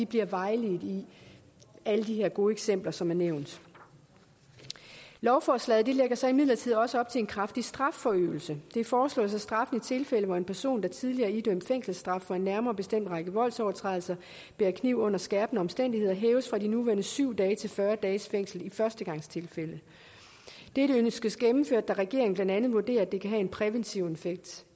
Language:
Danish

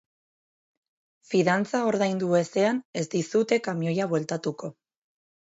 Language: Basque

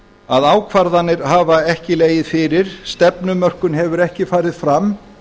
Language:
Icelandic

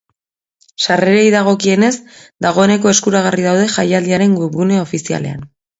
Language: Basque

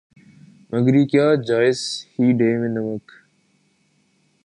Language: Urdu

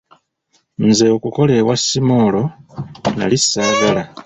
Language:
Ganda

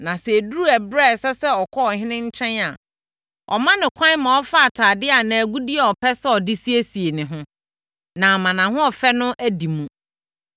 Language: Akan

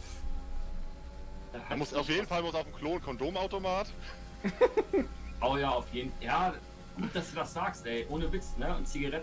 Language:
German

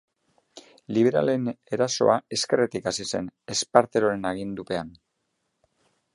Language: Basque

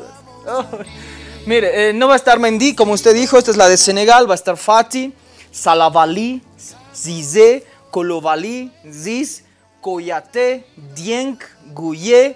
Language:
Spanish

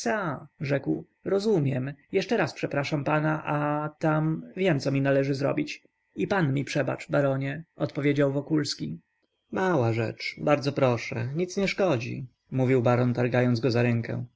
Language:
Polish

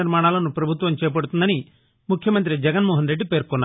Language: Telugu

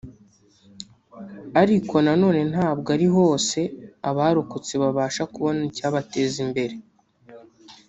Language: Kinyarwanda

